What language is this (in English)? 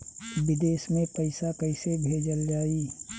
Bhojpuri